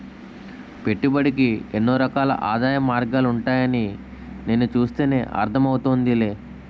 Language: Telugu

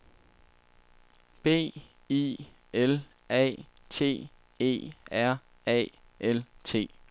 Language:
Danish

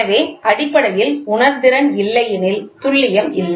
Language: Tamil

